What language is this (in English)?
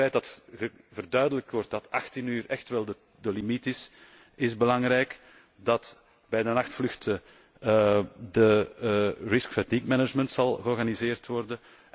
Dutch